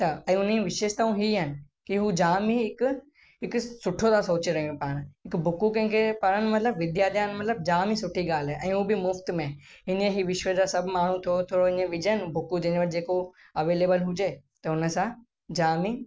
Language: Sindhi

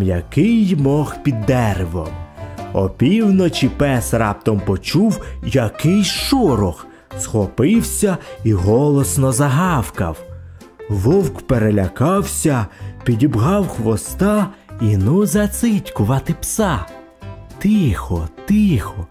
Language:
Ukrainian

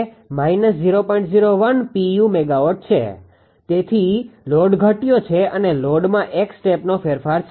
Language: Gujarati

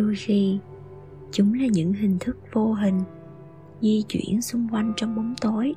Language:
Vietnamese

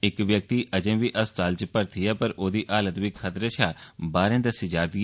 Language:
Dogri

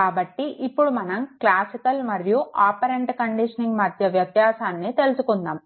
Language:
Telugu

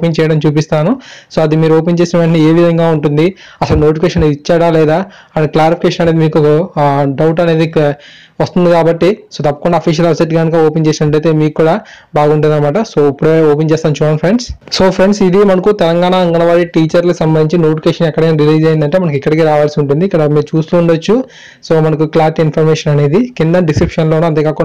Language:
Telugu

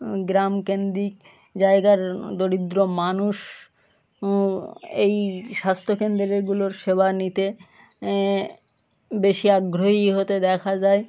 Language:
Bangla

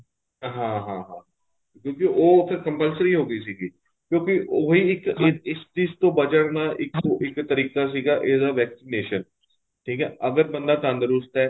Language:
Punjabi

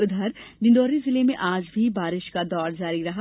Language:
Hindi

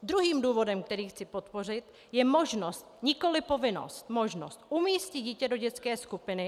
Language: Czech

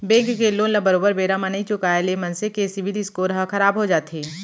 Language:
Chhattisgarhi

